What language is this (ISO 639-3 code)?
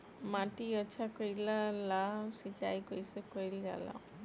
bho